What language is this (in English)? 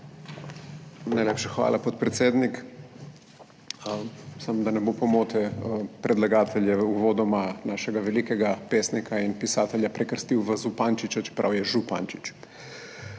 Slovenian